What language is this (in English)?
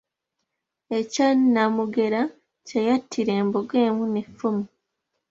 Ganda